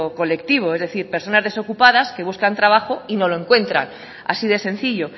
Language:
Spanish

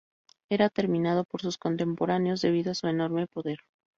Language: Spanish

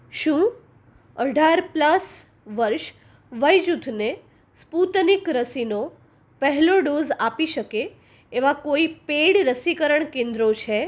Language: Gujarati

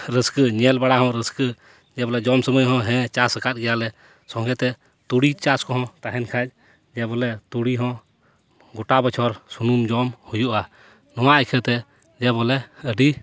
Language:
Santali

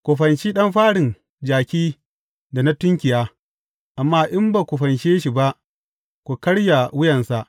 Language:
Hausa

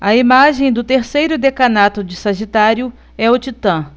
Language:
Portuguese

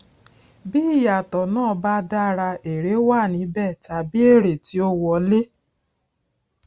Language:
Yoruba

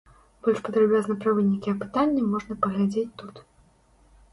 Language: Belarusian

